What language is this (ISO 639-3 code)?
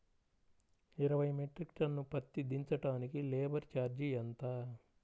tel